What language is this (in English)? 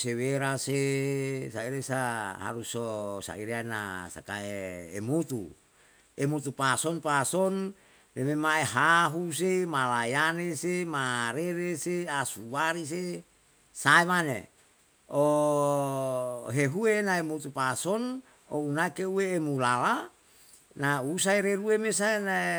Yalahatan